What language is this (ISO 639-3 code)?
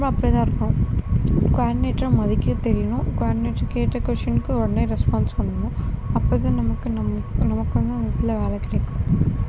tam